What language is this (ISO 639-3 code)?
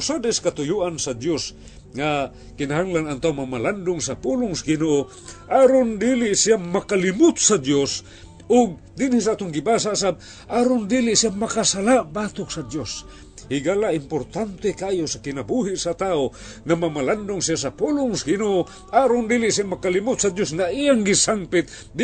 fil